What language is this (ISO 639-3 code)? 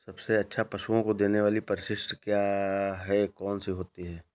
hin